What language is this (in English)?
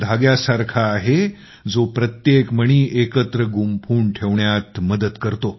Marathi